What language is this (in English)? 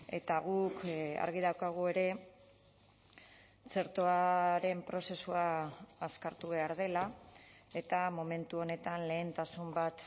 Basque